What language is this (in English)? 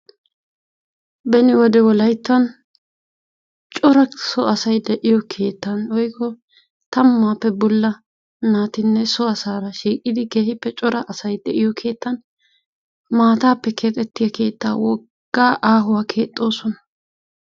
Wolaytta